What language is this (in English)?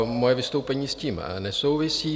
Czech